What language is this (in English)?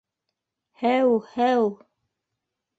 Bashkir